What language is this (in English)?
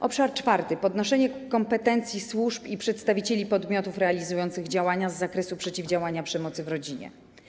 Polish